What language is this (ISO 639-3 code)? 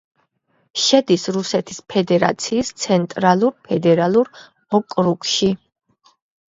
kat